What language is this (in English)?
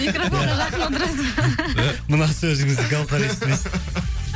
Kazakh